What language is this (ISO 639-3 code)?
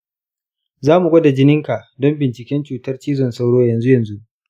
hau